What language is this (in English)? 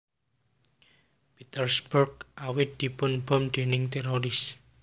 Javanese